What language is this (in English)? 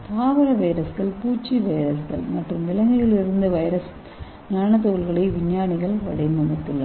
Tamil